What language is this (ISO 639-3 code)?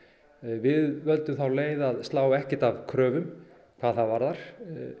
isl